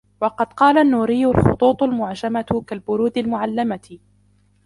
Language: Arabic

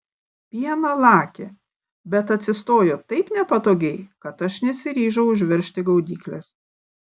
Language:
Lithuanian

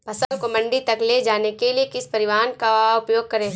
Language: Hindi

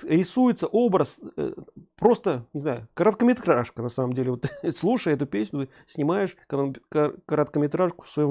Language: Russian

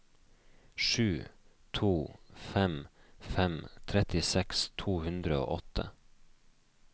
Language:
Norwegian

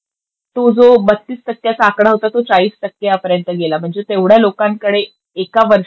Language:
Marathi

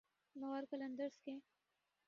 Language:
Urdu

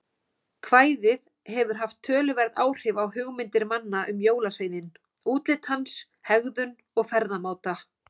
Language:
Icelandic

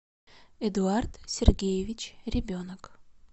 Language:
Russian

